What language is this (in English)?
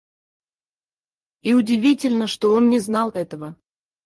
Russian